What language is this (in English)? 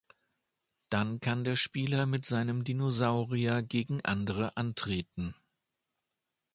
German